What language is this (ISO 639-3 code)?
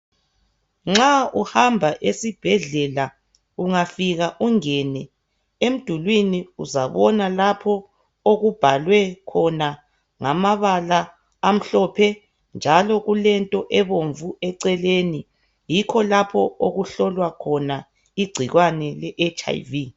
nde